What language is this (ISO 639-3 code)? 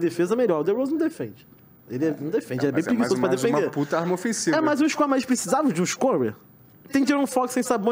por